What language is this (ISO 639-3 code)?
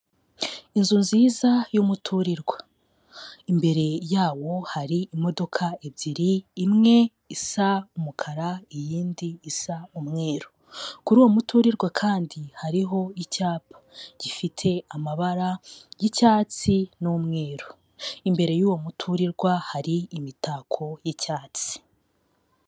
kin